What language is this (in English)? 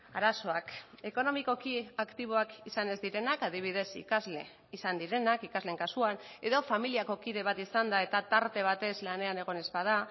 Basque